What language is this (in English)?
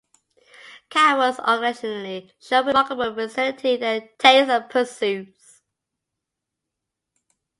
English